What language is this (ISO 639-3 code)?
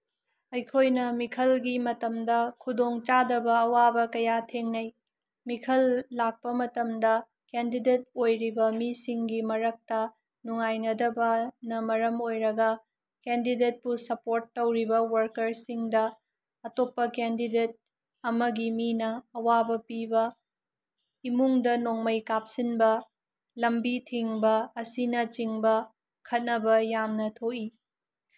mni